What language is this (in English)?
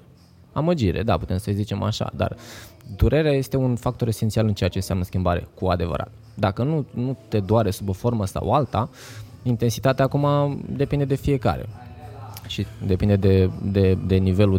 Romanian